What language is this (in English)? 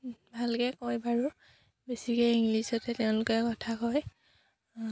Assamese